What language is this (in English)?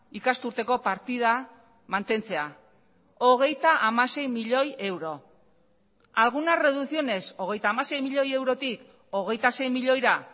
Basque